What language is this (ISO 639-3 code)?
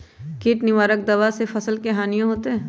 mag